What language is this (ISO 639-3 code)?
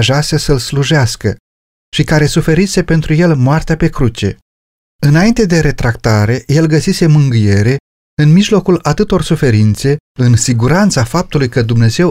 ron